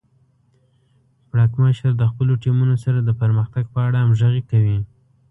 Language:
Pashto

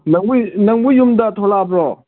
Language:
Manipuri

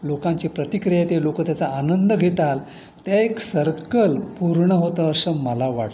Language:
Marathi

